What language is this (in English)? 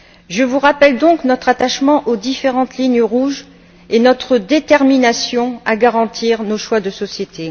French